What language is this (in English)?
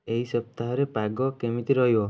Odia